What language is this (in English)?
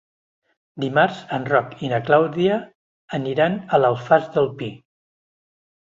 Catalan